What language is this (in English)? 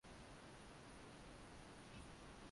Swahili